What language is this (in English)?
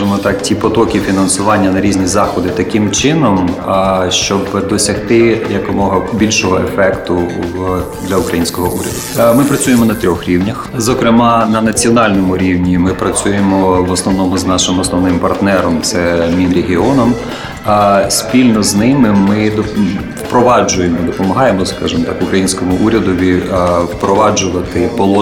Ukrainian